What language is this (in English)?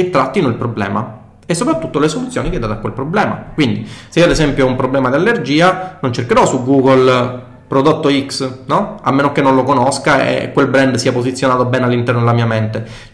Italian